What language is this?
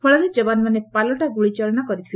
Odia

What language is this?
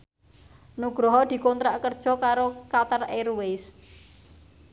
Javanese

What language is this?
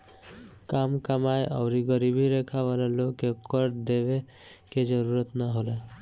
Bhojpuri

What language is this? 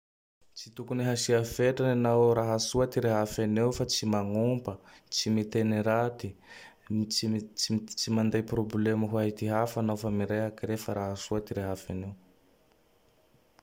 Tandroy-Mahafaly Malagasy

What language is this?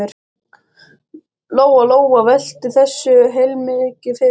Icelandic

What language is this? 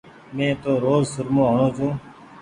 Goaria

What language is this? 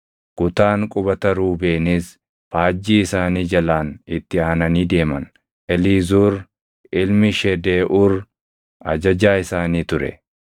Oromo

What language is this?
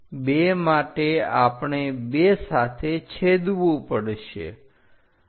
Gujarati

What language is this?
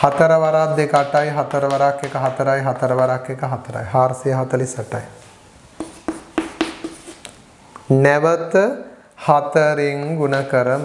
Hindi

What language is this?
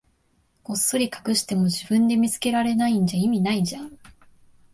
Japanese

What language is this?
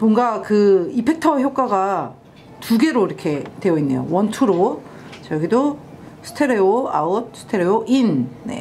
Korean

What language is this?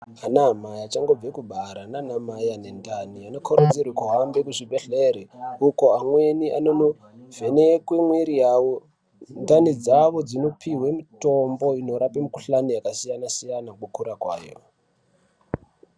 Ndau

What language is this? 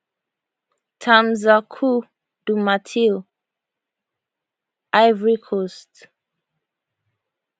Nigerian Pidgin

